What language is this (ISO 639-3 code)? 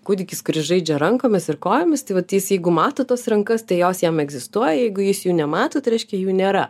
lit